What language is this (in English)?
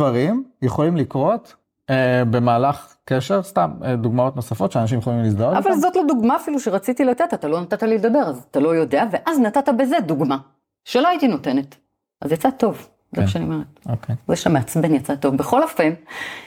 Hebrew